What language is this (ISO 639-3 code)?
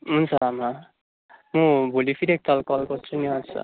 nep